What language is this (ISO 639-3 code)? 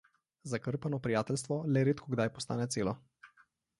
slv